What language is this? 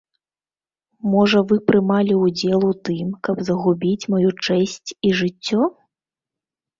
Belarusian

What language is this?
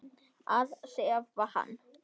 Icelandic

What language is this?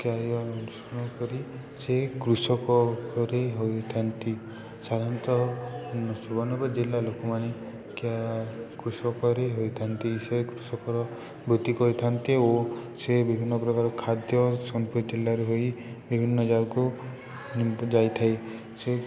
Odia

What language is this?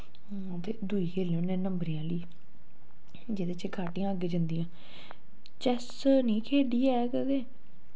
Dogri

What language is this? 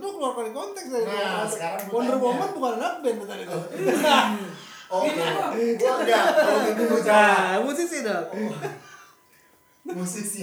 Indonesian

